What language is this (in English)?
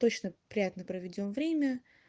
Russian